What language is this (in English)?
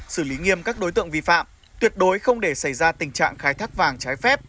Vietnamese